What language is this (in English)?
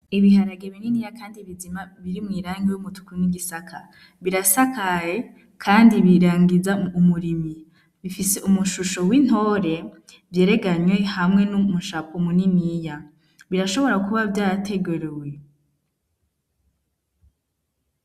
Rundi